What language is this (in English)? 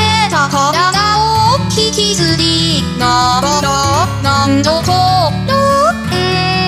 Japanese